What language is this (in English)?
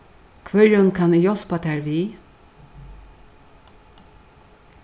Faroese